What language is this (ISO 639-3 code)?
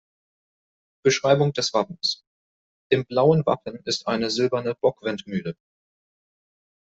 deu